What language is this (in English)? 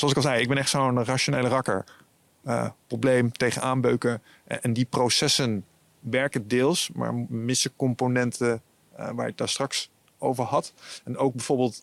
Dutch